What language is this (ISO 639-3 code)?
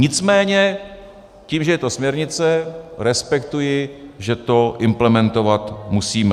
ces